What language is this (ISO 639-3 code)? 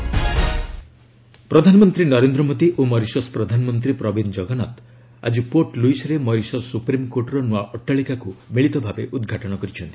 ori